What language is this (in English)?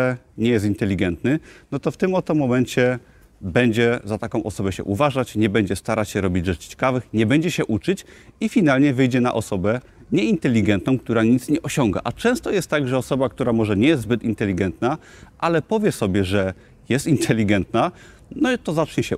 Polish